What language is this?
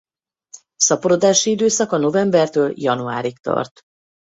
Hungarian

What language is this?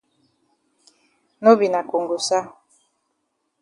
Cameroon Pidgin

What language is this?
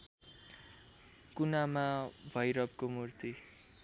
Nepali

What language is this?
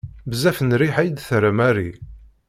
Kabyle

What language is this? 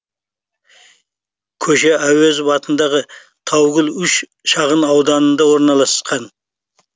Kazakh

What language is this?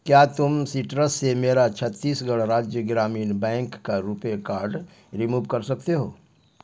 Urdu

